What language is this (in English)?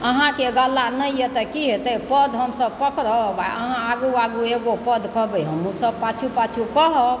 Maithili